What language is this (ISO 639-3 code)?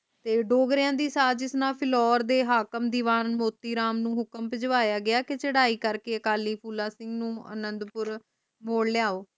pan